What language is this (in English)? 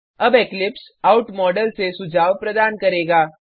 Hindi